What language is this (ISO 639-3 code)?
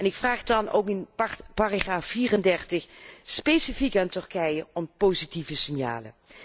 nld